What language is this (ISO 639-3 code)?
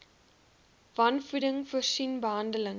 afr